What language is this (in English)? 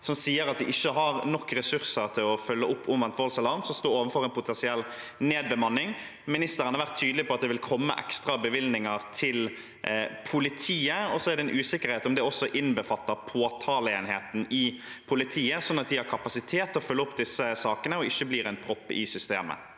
Norwegian